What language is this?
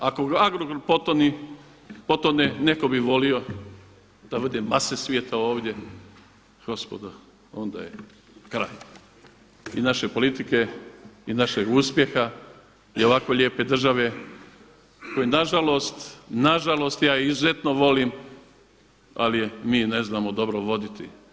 Croatian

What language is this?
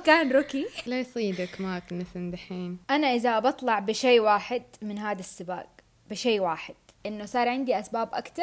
Arabic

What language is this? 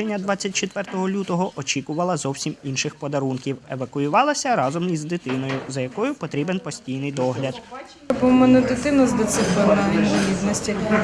Ukrainian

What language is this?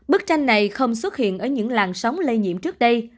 Vietnamese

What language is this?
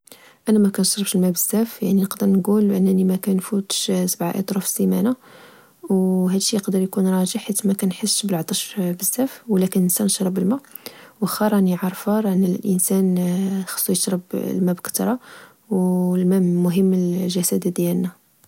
Moroccan Arabic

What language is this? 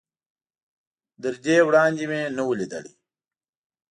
Pashto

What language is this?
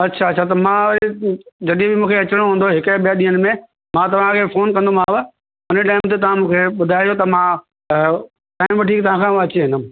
Sindhi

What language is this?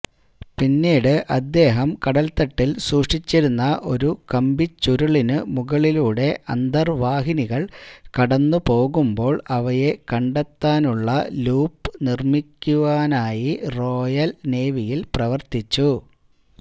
Malayalam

